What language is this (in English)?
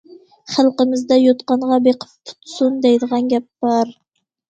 Uyghur